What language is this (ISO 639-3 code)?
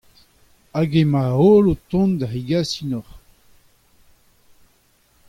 bre